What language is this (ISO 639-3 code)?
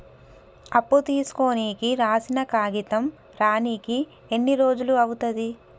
tel